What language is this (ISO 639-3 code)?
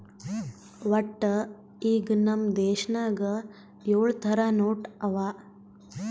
kan